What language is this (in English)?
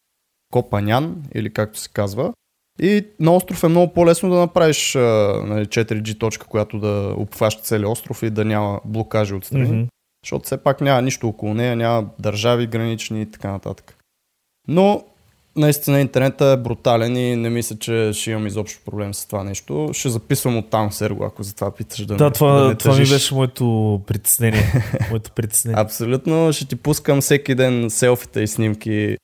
Bulgarian